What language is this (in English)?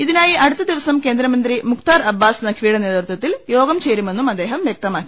Malayalam